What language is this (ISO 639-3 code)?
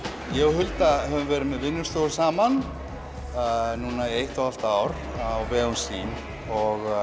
isl